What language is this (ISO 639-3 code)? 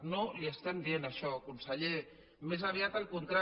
cat